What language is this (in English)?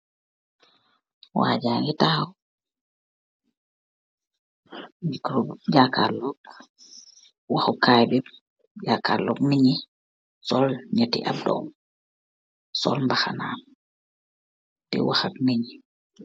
Wolof